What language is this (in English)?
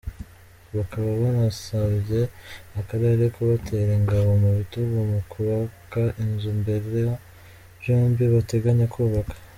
Kinyarwanda